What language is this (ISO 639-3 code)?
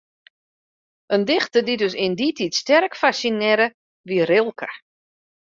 fry